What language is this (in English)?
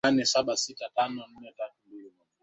Swahili